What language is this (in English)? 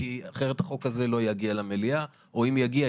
Hebrew